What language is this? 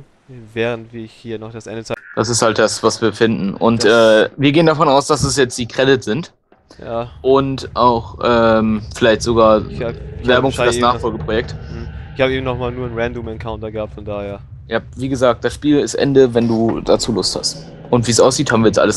German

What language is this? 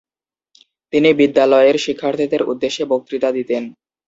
Bangla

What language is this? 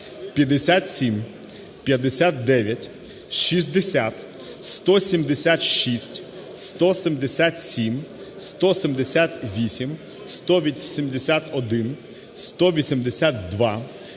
Ukrainian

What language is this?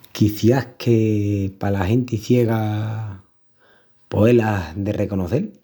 Extremaduran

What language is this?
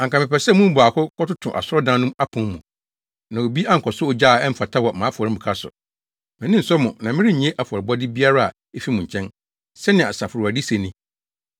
Akan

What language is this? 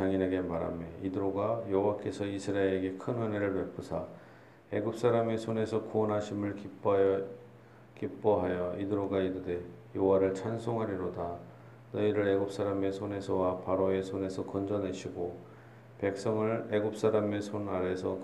Korean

